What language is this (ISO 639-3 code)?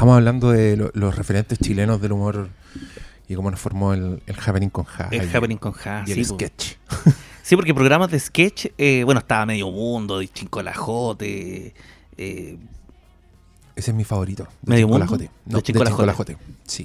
spa